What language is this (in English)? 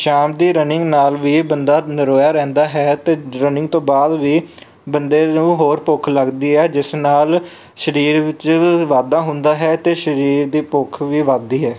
Punjabi